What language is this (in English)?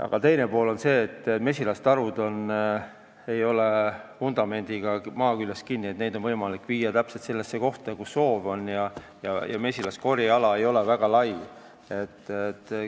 Estonian